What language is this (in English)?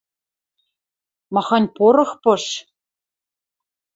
Western Mari